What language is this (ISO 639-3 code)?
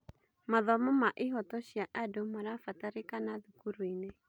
kik